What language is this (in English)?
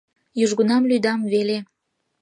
Mari